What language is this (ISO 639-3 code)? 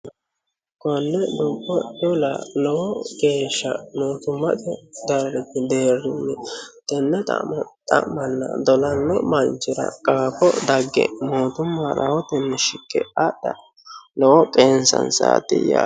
sid